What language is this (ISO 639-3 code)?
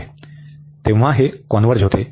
mar